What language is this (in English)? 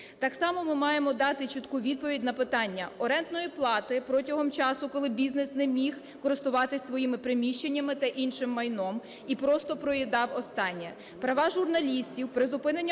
Ukrainian